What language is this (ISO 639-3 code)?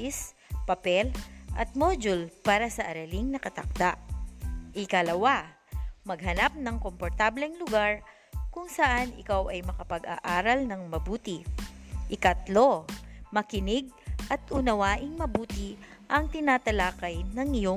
fil